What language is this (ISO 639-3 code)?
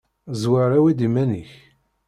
kab